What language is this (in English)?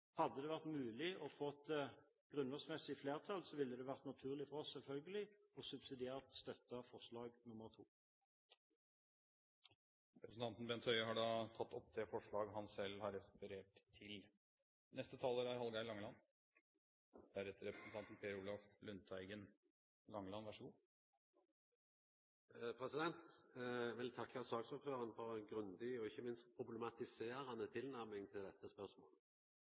Norwegian